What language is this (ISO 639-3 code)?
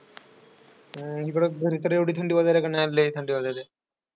mar